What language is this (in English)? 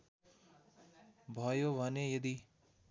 Nepali